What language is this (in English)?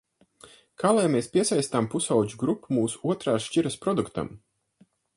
Latvian